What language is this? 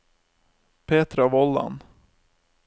Norwegian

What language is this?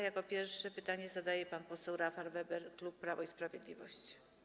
Polish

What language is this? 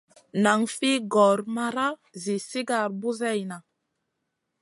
Masana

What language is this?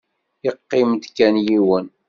Kabyle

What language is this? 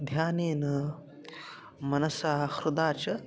Sanskrit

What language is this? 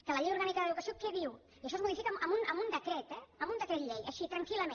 Catalan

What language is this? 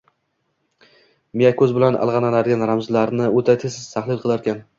Uzbek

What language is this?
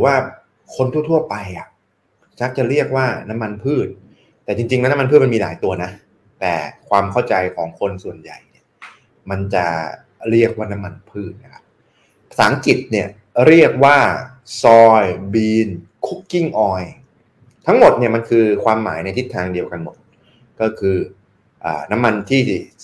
Thai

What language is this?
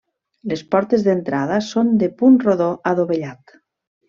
Catalan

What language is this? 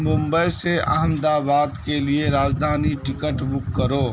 Urdu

